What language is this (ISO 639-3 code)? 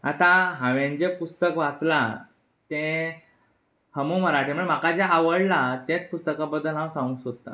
kok